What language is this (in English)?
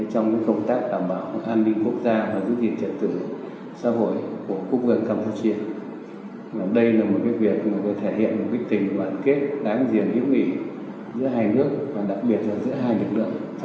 Vietnamese